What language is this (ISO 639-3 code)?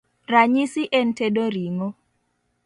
luo